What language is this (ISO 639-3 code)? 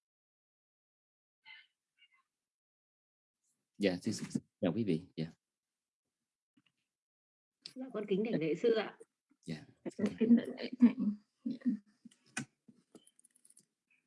vie